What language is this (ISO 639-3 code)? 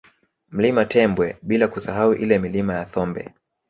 swa